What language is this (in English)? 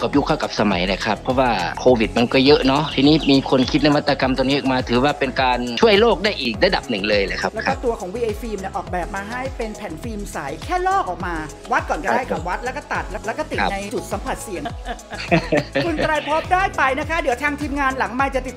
Thai